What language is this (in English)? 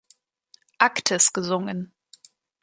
German